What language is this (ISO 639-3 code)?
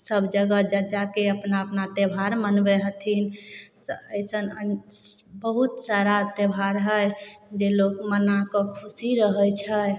mai